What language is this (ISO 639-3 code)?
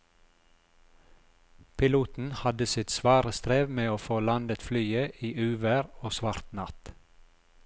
nor